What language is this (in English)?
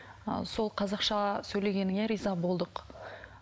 Kazakh